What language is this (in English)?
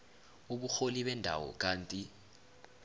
South Ndebele